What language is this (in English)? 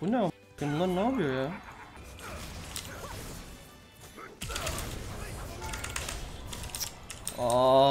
Turkish